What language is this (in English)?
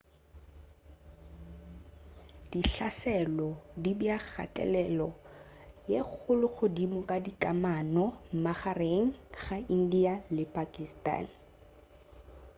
Northern Sotho